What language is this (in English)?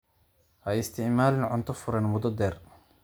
Somali